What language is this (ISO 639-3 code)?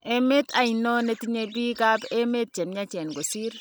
kln